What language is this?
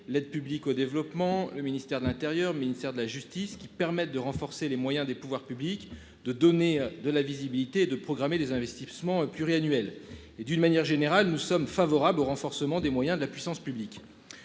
French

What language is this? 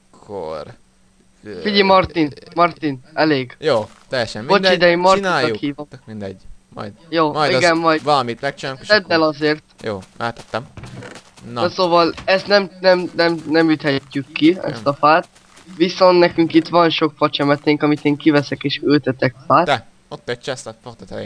Hungarian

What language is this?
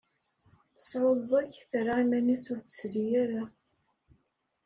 Kabyle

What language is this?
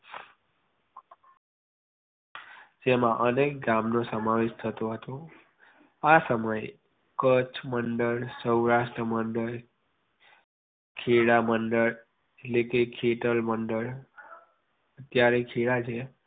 Gujarati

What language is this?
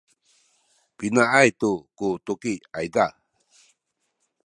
Sakizaya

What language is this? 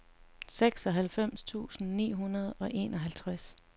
Danish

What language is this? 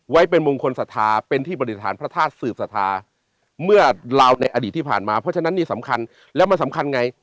Thai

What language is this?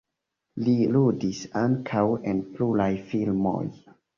Esperanto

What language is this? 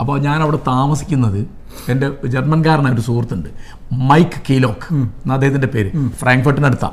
Malayalam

